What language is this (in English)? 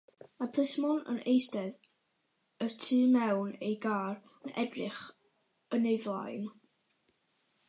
Welsh